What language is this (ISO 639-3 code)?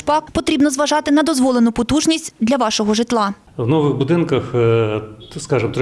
ukr